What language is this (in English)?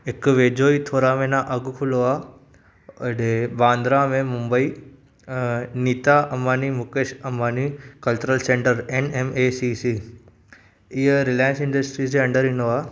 Sindhi